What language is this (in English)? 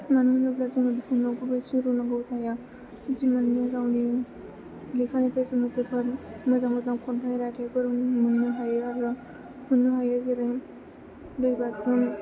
Bodo